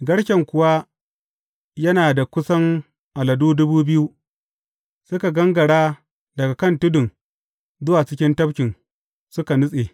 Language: Hausa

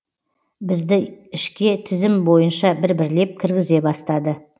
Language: Kazakh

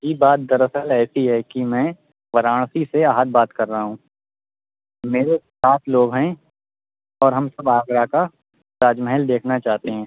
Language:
Urdu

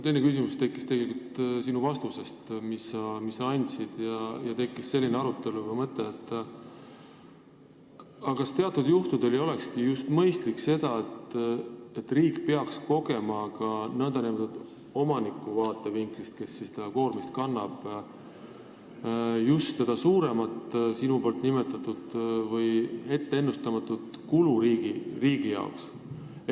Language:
Estonian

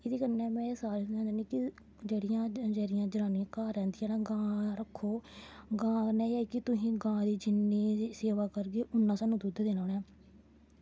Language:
Dogri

